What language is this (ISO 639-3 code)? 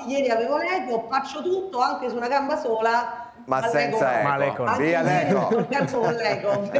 ita